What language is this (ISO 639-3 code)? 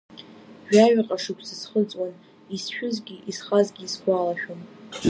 abk